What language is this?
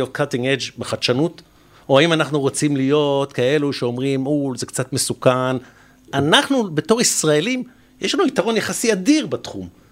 Hebrew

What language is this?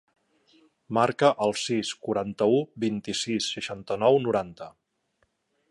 Catalan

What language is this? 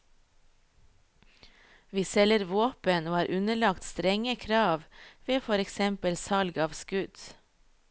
Norwegian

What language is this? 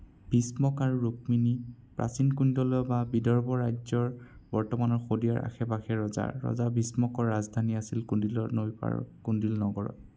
Assamese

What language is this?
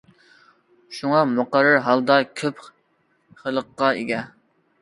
Uyghur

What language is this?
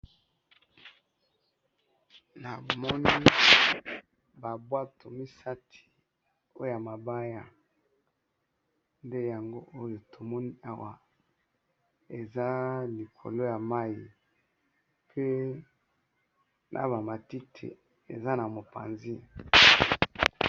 Lingala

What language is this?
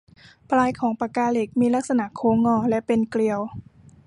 Thai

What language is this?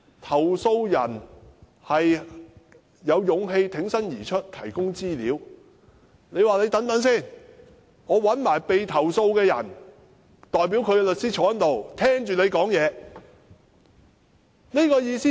Cantonese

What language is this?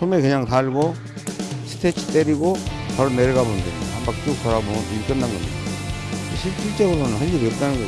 Korean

